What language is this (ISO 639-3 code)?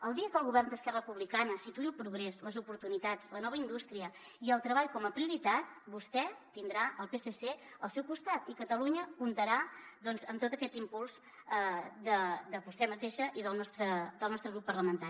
cat